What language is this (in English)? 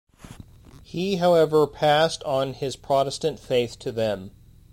English